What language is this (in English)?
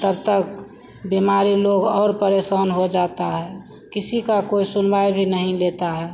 Hindi